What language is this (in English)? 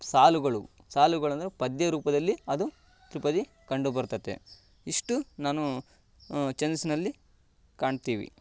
Kannada